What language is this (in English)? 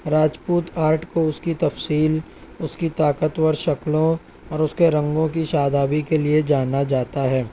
Urdu